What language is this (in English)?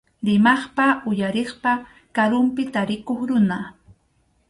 Arequipa-La Unión Quechua